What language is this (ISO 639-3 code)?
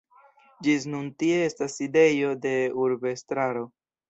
epo